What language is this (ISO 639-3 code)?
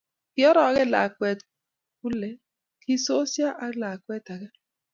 kln